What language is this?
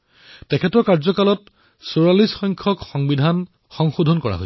Assamese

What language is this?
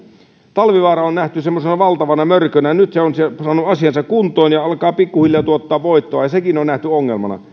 Finnish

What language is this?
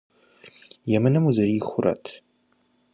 Kabardian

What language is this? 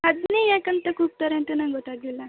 Kannada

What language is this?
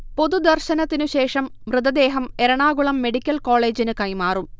Malayalam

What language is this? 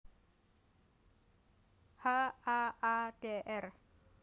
Javanese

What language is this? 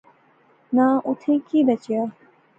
Pahari-Potwari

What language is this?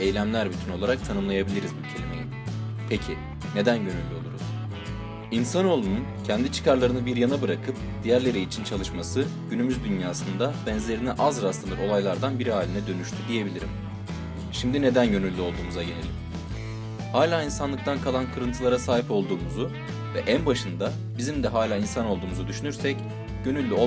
Turkish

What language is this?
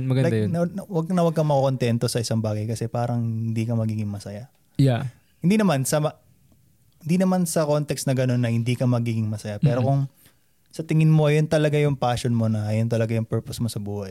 Filipino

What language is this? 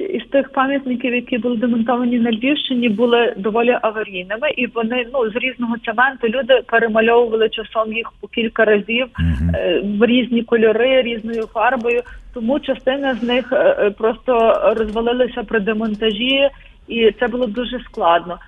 Ukrainian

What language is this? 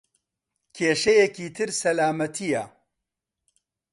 Central Kurdish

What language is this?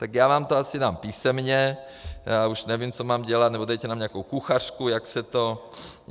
Czech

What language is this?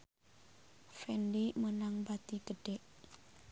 Sundanese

